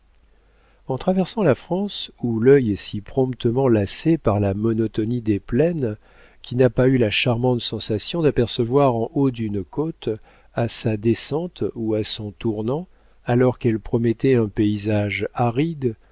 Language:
French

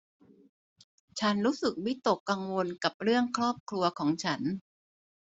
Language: Thai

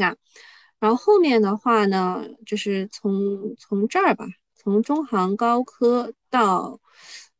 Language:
Chinese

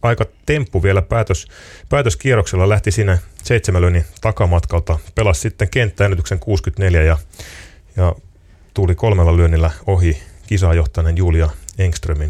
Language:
Finnish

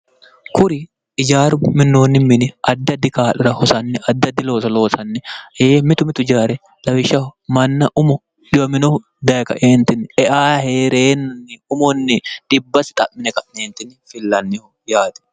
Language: Sidamo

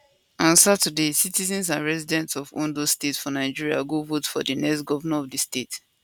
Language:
Nigerian Pidgin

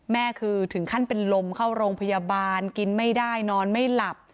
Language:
Thai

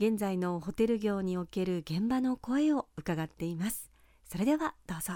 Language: Japanese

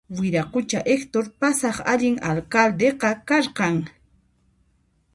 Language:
Puno Quechua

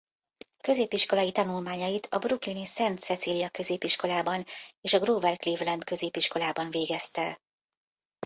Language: Hungarian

